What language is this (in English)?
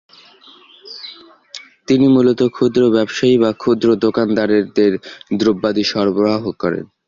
Bangla